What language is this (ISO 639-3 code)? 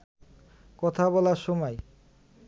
ben